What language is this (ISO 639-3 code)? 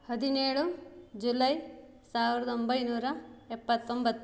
kan